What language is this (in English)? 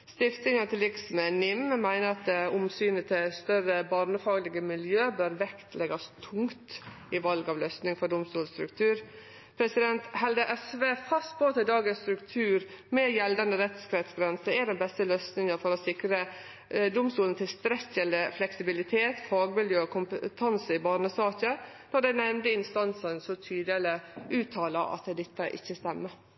Norwegian Nynorsk